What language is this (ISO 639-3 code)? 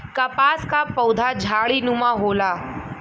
bho